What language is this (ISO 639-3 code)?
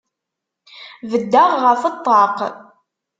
kab